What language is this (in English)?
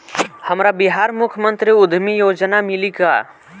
Bhojpuri